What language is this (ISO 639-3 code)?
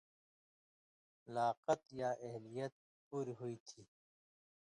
mvy